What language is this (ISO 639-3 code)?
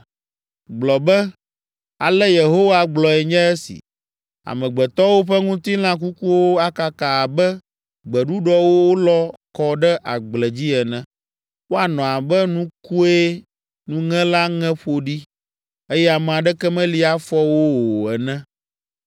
ewe